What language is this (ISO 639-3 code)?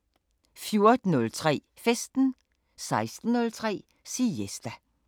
dan